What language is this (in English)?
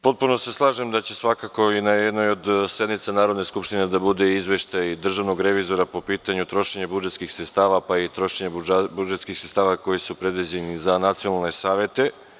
Serbian